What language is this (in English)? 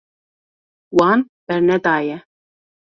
Kurdish